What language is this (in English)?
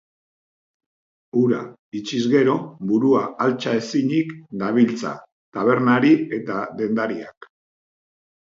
Basque